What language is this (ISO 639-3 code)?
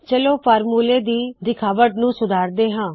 pan